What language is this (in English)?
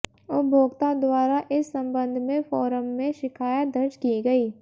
Hindi